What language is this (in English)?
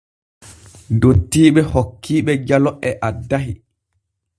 Borgu Fulfulde